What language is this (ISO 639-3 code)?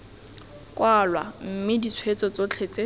tsn